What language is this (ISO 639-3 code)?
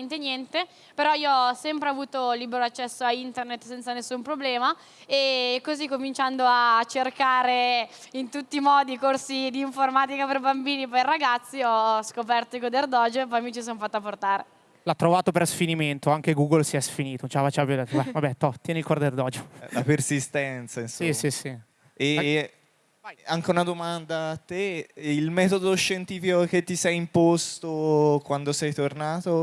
ita